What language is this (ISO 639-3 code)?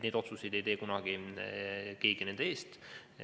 est